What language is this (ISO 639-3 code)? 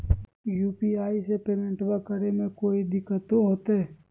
mag